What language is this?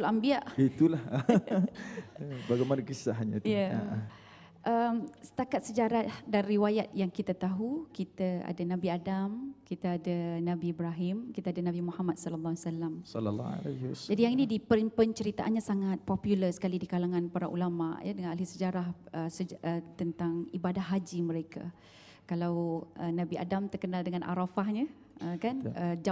Malay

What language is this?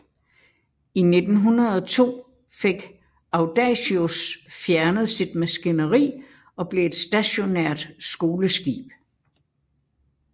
Danish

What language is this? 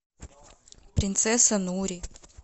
Russian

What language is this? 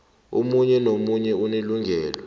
South Ndebele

